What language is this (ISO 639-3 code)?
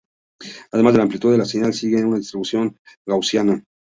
spa